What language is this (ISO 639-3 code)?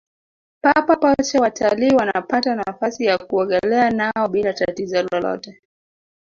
swa